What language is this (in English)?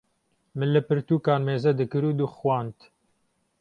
Kurdish